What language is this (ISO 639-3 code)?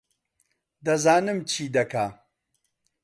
ckb